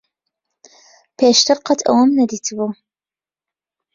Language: Central Kurdish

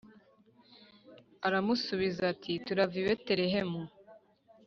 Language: Kinyarwanda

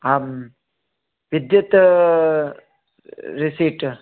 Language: Sanskrit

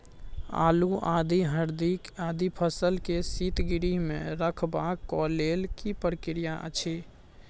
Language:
Maithili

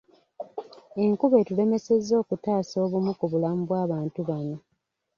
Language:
Ganda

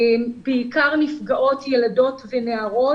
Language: Hebrew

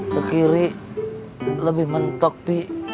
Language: Indonesian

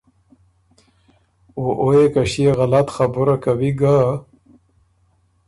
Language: Ormuri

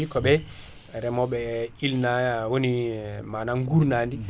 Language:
Fula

